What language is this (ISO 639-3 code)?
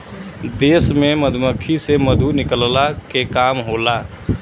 bho